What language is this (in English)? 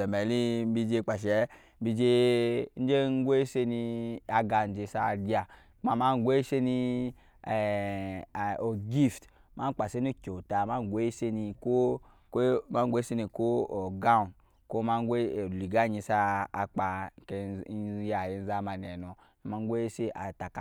Nyankpa